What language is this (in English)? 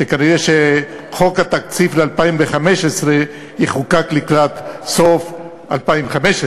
Hebrew